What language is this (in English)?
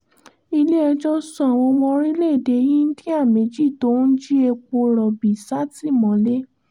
Yoruba